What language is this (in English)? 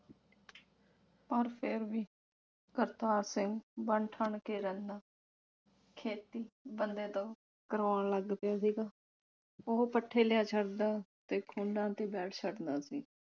Punjabi